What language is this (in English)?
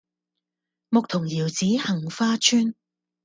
Cantonese